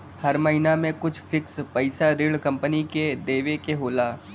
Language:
Bhojpuri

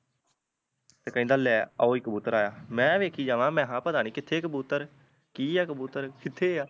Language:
Punjabi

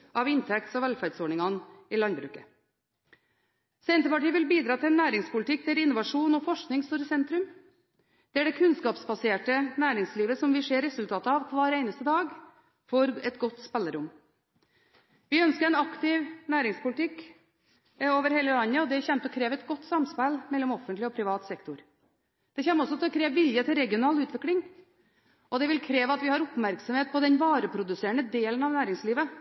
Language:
Norwegian Bokmål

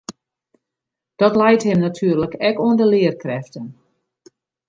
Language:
Western Frisian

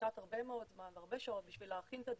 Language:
Hebrew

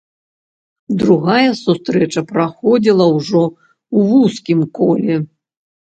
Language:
Belarusian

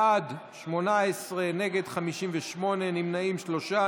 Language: Hebrew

